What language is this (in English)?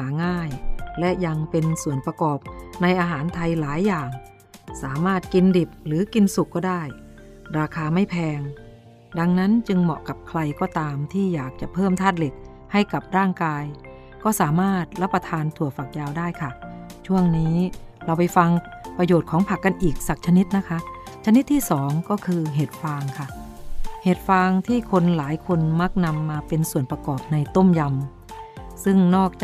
Thai